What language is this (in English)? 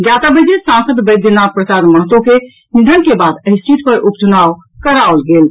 Maithili